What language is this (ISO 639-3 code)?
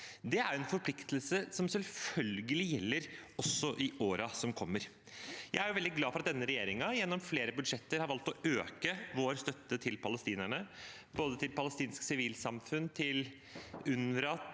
nor